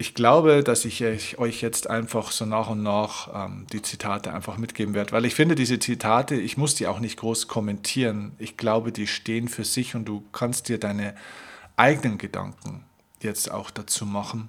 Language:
German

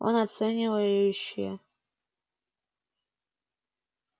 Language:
Russian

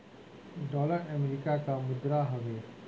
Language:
Bhojpuri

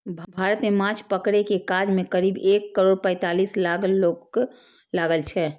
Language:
Maithili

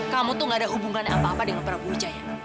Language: Indonesian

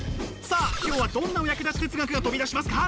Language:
Japanese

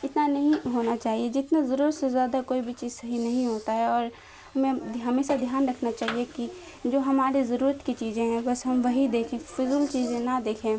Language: Urdu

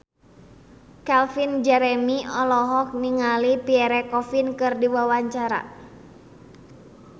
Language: Sundanese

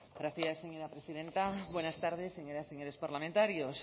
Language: Spanish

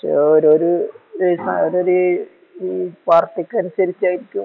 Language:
Malayalam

